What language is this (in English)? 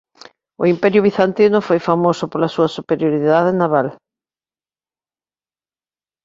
Galician